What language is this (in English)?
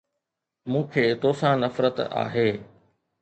Sindhi